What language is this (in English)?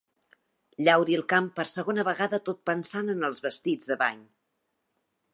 Catalan